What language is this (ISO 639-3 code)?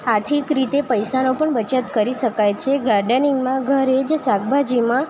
guj